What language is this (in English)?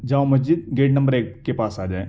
Urdu